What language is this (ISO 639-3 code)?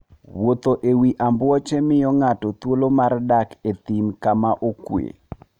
luo